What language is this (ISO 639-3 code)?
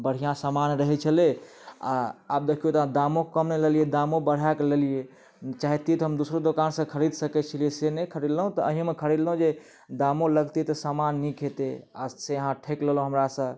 mai